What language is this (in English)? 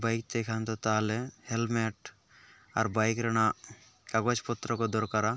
Santali